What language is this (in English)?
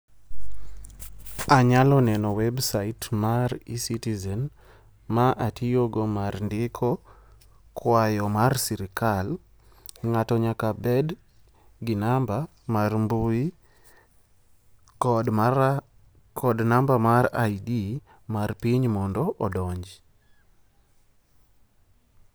Luo (Kenya and Tanzania)